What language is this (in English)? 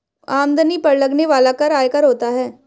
Hindi